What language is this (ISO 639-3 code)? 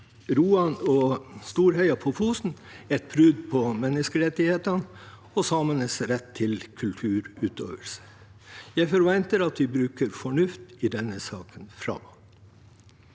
nor